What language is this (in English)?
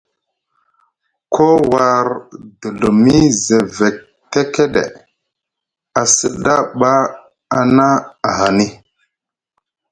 Musgu